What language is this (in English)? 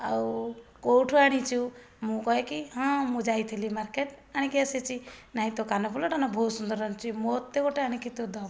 Odia